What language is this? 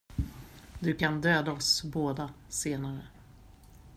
Swedish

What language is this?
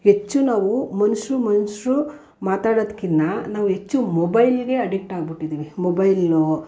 Kannada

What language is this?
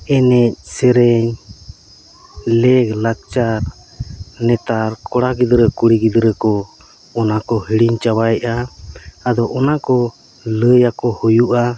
Santali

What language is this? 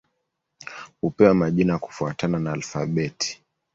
Swahili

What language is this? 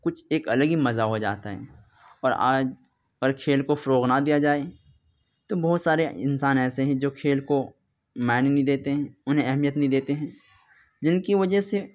Urdu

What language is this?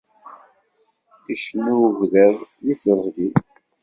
Kabyle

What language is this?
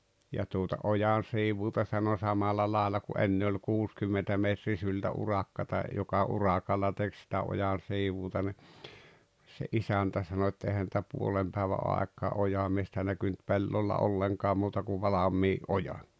Finnish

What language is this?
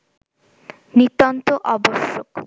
Bangla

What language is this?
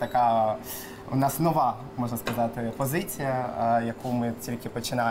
Ukrainian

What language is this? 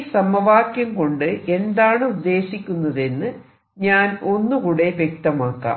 Malayalam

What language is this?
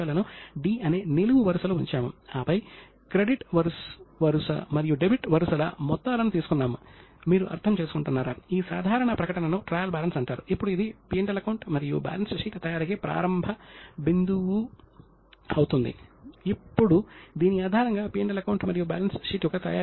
Telugu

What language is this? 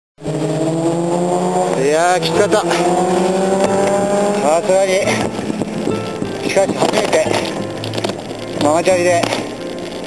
Japanese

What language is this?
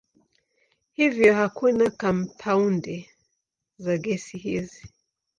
Swahili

